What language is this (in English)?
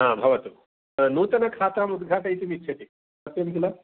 Sanskrit